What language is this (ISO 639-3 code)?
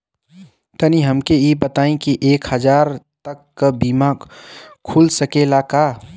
bho